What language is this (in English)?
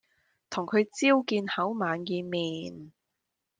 Cantonese